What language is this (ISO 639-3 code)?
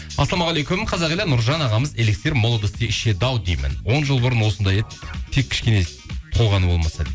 kaz